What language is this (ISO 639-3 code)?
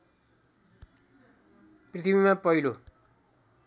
nep